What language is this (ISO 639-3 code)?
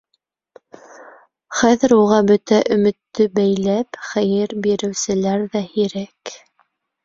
bak